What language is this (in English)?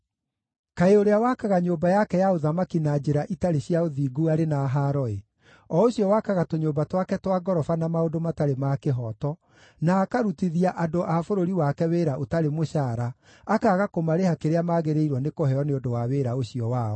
Kikuyu